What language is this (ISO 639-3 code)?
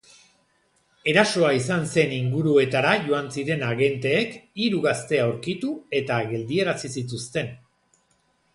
eus